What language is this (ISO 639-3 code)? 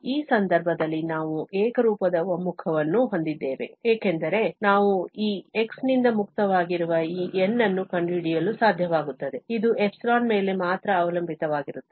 kan